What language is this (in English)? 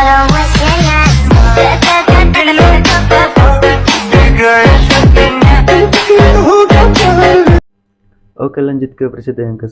Indonesian